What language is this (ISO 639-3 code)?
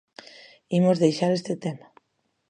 glg